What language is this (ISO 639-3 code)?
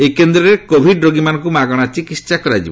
ori